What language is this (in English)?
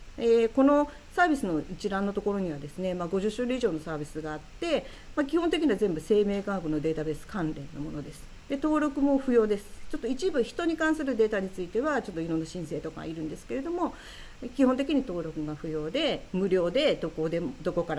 Japanese